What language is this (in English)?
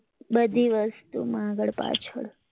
Gujarati